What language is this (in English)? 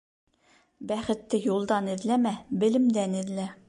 Bashkir